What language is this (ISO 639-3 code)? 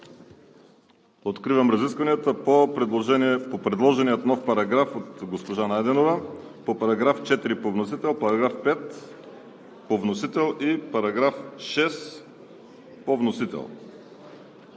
bul